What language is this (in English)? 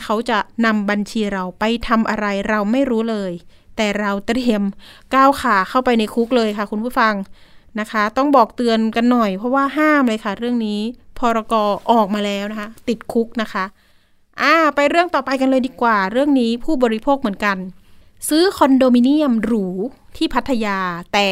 Thai